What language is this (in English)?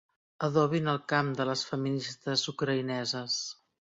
Catalan